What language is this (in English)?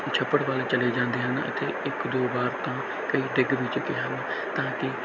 Punjabi